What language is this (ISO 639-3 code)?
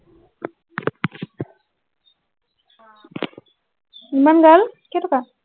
asm